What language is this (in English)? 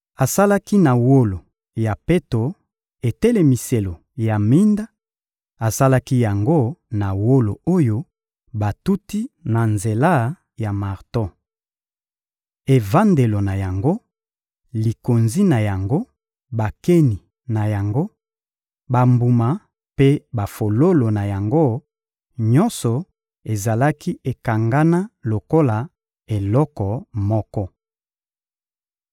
Lingala